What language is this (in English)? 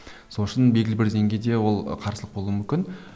Kazakh